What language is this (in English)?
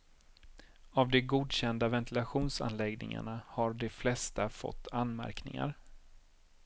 Swedish